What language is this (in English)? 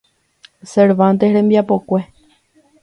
Guarani